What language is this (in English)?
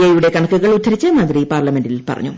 Malayalam